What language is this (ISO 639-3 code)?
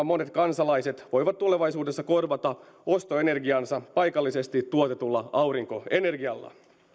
fin